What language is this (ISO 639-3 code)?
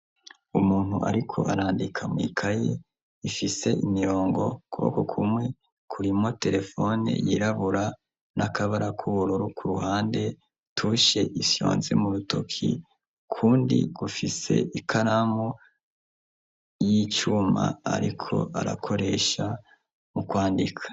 run